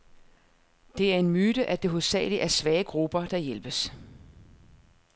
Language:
Danish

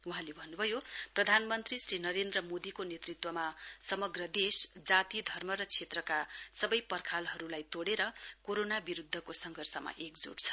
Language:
Nepali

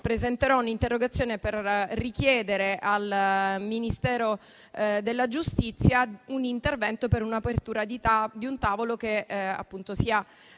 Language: Italian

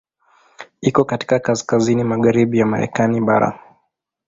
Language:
Swahili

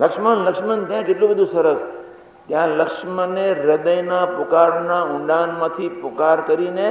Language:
Gujarati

